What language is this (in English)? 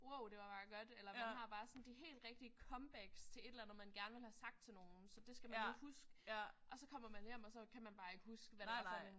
Danish